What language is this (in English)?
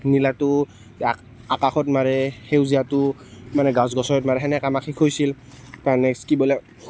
Assamese